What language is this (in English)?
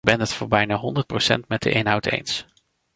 Dutch